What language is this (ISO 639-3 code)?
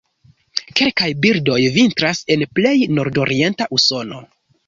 epo